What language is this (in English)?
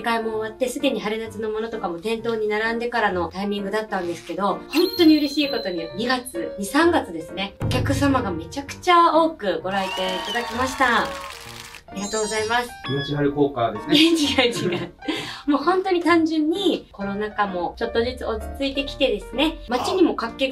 Japanese